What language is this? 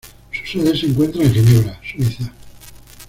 Spanish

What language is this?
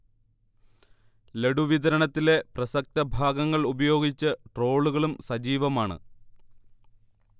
Malayalam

